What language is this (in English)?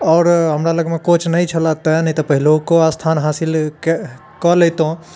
Maithili